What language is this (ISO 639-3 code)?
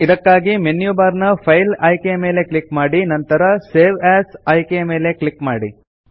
kan